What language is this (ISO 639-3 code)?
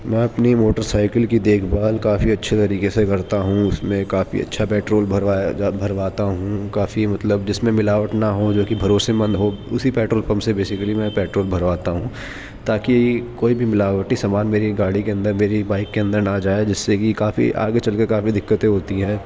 urd